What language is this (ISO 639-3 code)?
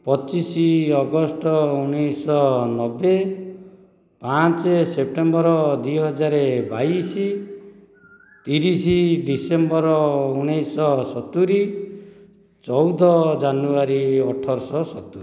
ori